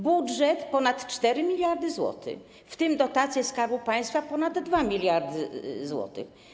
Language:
Polish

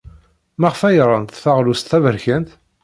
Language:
Kabyle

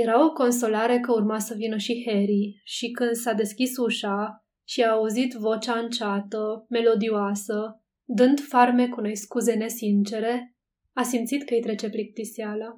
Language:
Romanian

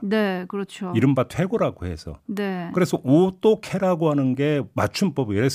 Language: Korean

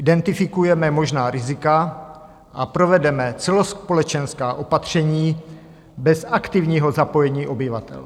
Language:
Czech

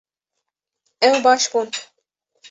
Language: Kurdish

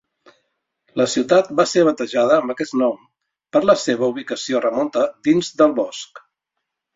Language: Catalan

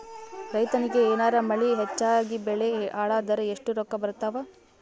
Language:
Kannada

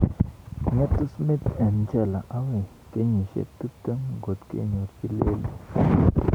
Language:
Kalenjin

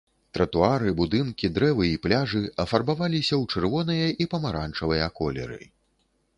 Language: Belarusian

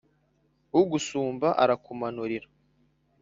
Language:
Kinyarwanda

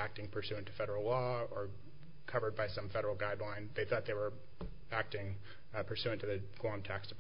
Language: English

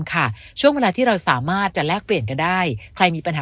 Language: Thai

